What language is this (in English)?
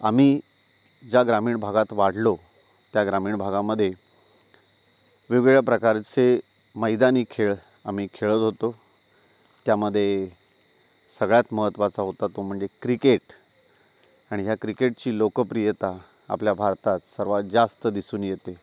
Marathi